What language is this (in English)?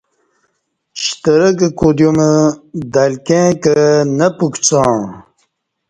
Kati